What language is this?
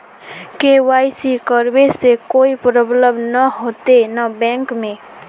Magahi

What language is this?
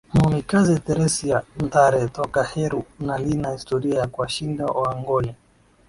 Swahili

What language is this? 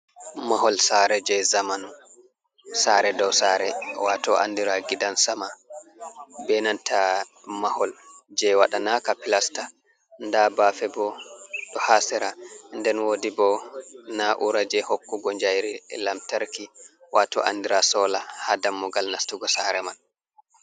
Fula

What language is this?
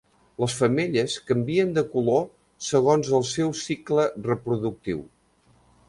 Catalan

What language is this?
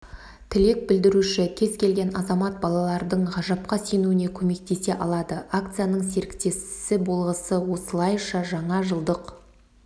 Kazakh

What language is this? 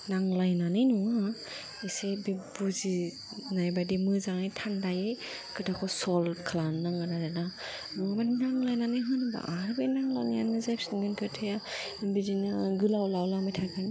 Bodo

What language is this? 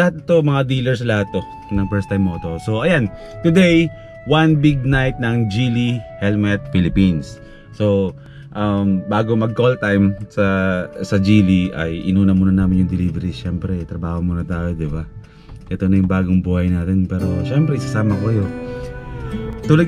Filipino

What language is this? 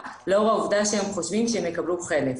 Hebrew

